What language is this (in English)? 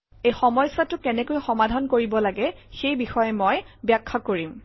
Assamese